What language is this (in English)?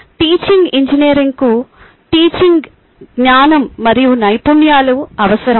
Telugu